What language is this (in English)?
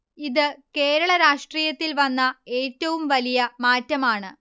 Malayalam